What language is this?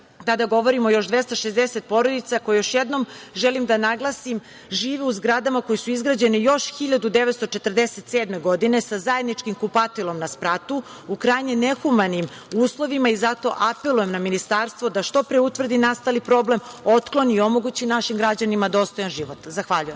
Serbian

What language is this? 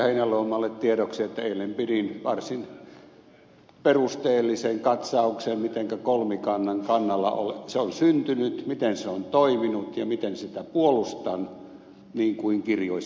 Finnish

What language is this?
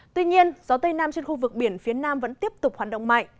Vietnamese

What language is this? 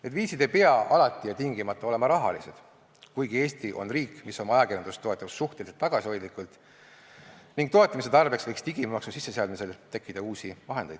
Estonian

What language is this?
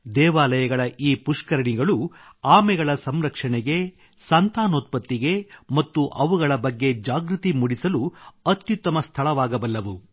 Kannada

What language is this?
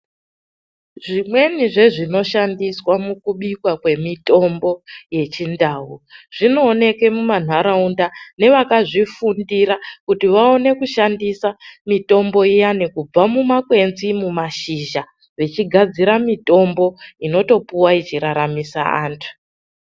Ndau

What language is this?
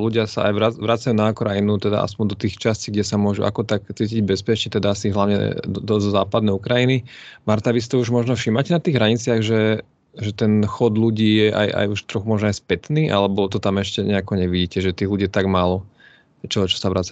Slovak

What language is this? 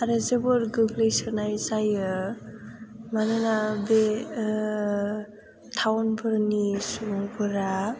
Bodo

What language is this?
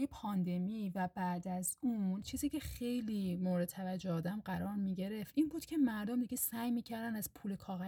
Persian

